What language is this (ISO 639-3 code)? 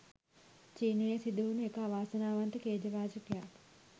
sin